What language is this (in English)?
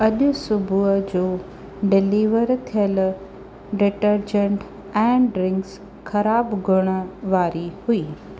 Sindhi